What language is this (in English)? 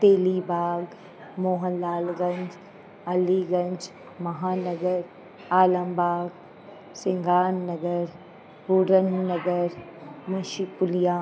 Sindhi